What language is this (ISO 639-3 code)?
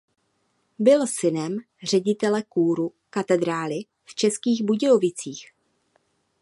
ces